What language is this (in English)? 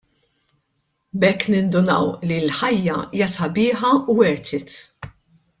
Maltese